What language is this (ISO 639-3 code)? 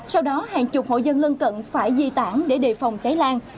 vie